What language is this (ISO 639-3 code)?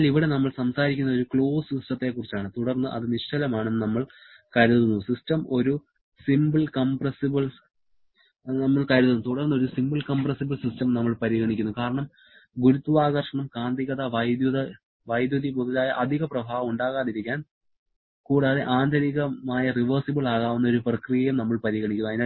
mal